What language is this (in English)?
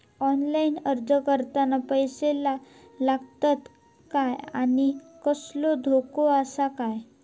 Marathi